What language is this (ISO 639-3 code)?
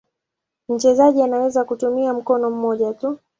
swa